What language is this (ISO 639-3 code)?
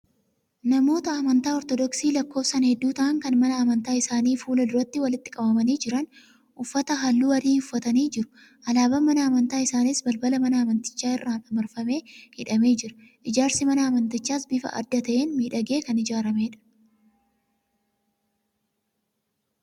orm